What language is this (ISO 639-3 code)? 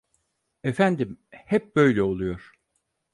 tur